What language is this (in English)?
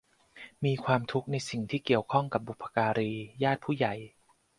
Thai